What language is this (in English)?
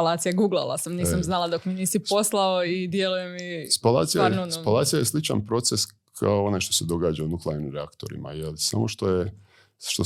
Croatian